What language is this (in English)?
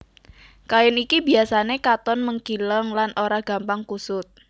Javanese